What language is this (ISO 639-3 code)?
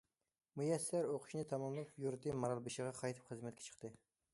uig